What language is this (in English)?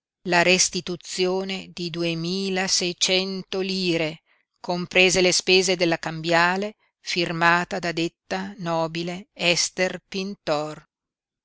Italian